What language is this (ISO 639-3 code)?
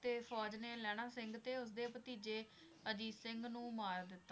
pan